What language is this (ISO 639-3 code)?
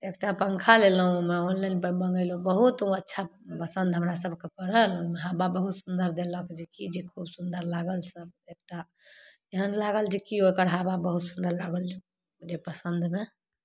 mai